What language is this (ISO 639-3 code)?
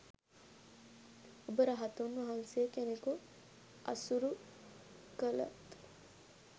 sin